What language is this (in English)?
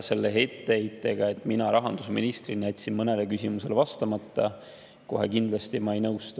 Estonian